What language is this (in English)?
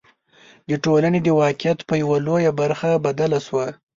Pashto